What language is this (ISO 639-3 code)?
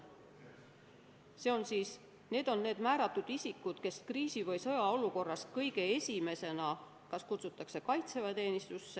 est